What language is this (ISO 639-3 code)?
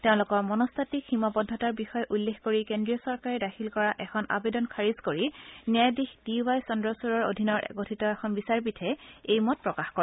asm